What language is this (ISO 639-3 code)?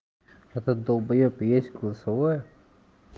rus